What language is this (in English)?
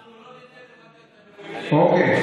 Hebrew